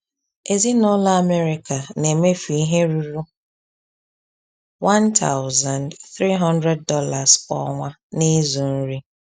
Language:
Igbo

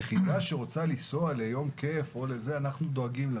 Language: Hebrew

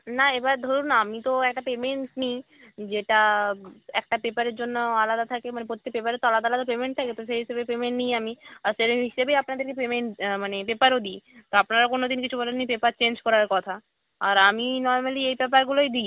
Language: Bangla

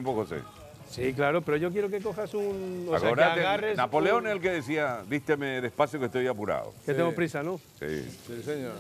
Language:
Spanish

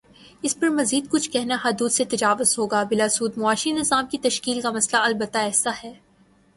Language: Urdu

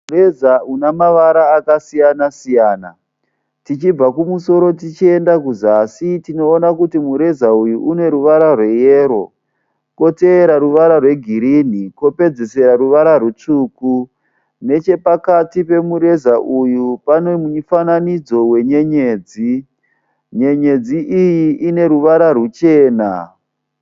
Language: Shona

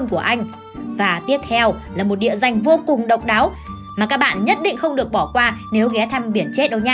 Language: Vietnamese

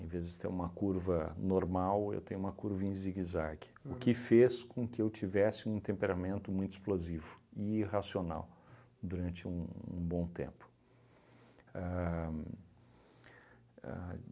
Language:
Portuguese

